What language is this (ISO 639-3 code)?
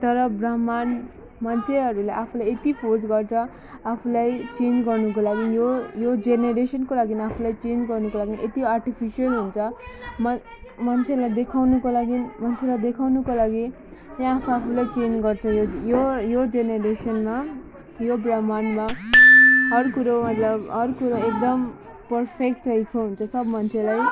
nep